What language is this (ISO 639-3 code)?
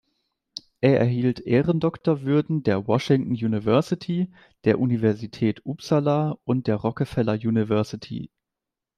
deu